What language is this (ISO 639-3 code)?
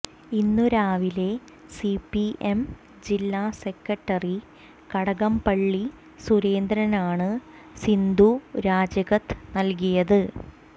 mal